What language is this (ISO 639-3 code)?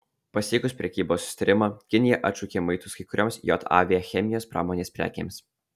lit